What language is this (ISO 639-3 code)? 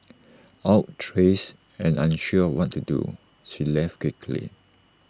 eng